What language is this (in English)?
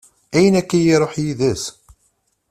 Kabyle